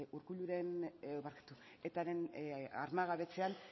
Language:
Basque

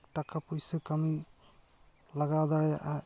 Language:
Santali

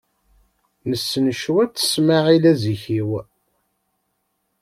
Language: Kabyle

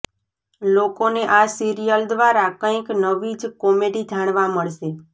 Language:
Gujarati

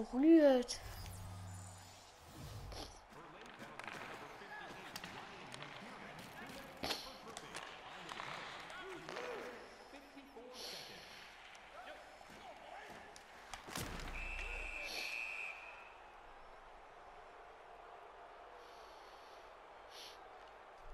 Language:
German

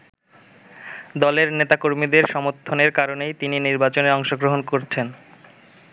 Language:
Bangla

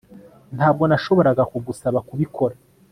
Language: Kinyarwanda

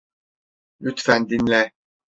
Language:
Turkish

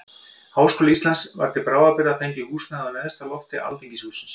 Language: Icelandic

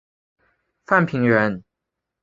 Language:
Chinese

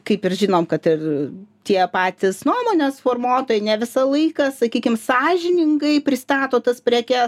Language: Lithuanian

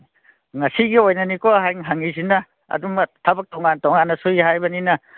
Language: Manipuri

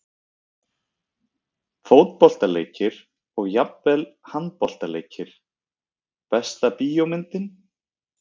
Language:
Icelandic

